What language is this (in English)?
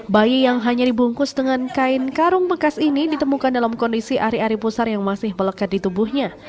Indonesian